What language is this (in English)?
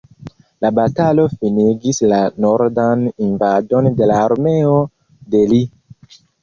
Esperanto